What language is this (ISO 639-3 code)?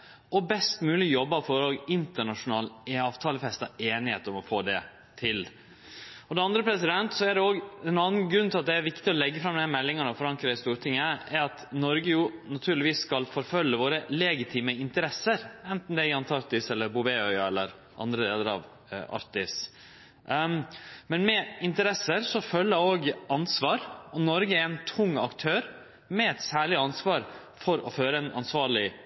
nno